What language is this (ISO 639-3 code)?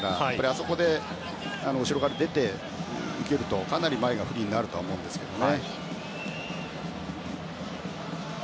jpn